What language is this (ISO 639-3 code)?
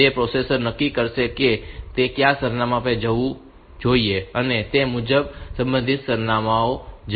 guj